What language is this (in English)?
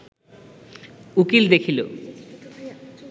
Bangla